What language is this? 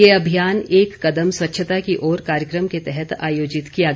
Hindi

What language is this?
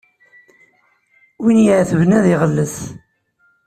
Kabyle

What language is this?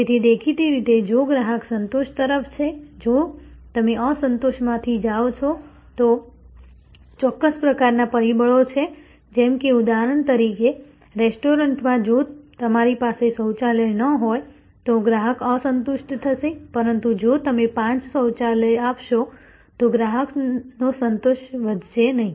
Gujarati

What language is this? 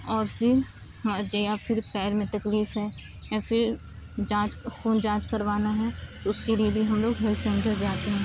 Urdu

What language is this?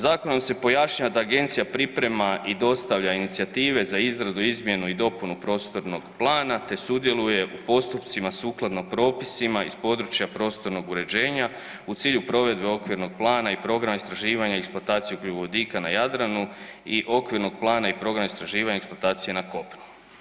Croatian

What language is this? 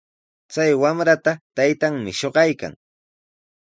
Sihuas Ancash Quechua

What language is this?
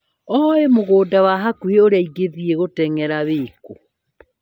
Kikuyu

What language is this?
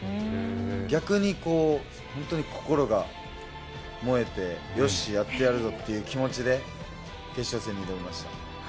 Japanese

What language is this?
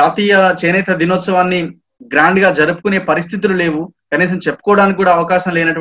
Hindi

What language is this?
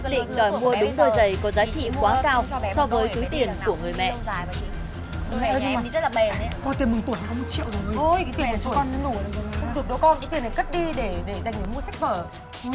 Vietnamese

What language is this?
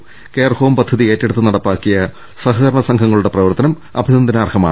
Malayalam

